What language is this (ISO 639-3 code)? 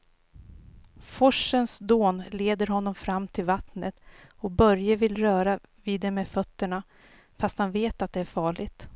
swe